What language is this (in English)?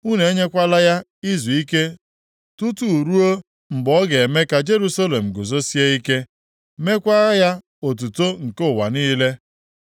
Igbo